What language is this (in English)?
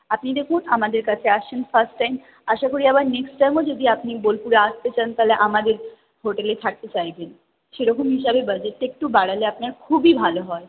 Bangla